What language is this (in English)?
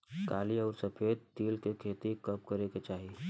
Bhojpuri